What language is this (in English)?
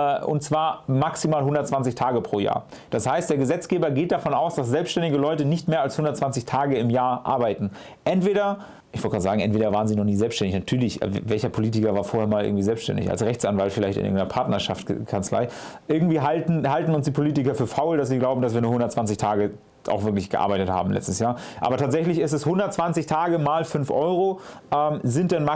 German